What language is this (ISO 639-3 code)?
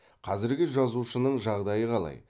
kaz